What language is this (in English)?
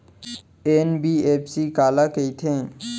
Chhattisgarhi